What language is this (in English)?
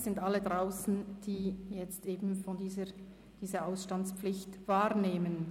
Swiss German